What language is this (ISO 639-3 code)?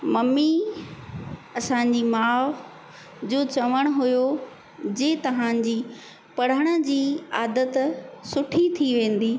snd